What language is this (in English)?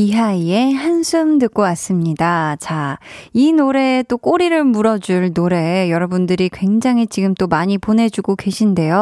Korean